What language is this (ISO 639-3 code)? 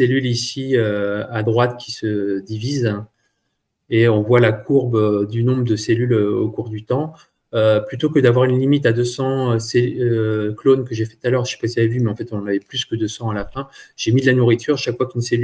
fra